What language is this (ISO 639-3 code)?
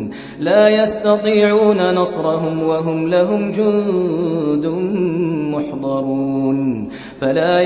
ara